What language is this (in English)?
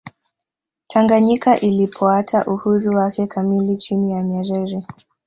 Swahili